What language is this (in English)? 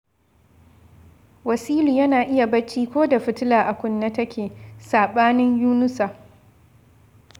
Hausa